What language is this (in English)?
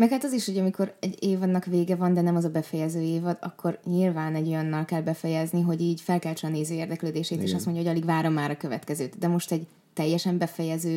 Hungarian